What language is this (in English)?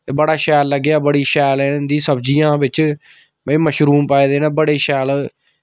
Dogri